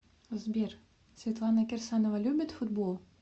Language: Russian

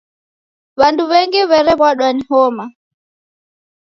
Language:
Taita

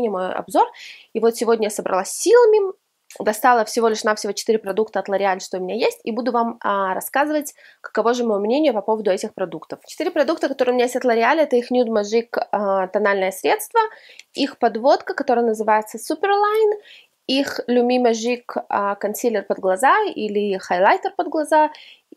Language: Russian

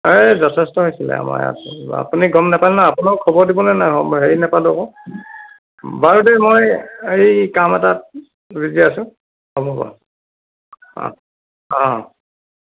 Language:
Assamese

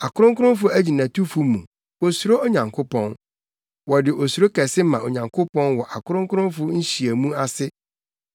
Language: Akan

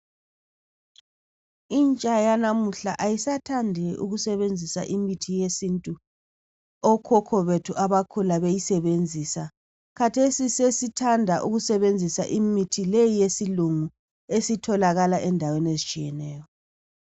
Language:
North Ndebele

